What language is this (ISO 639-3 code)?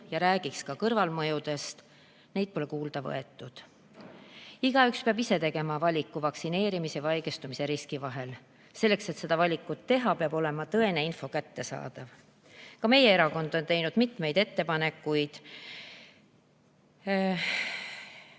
est